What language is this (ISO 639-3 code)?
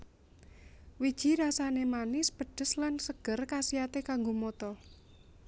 jav